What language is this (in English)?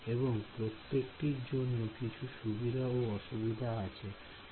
Bangla